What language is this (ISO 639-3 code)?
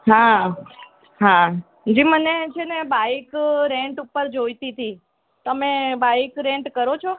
guj